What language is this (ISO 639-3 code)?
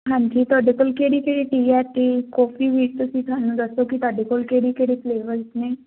pan